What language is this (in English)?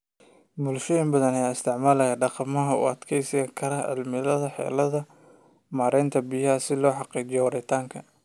Somali